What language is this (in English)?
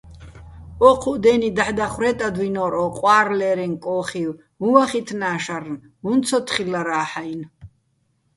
Bats